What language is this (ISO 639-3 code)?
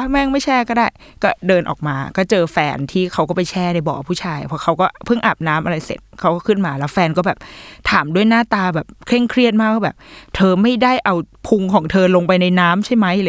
tha